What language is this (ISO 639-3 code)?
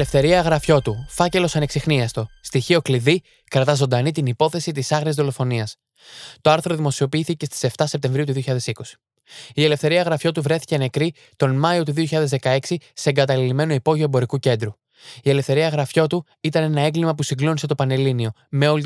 ell